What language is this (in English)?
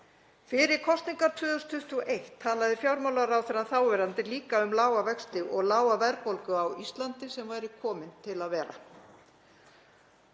Icelandic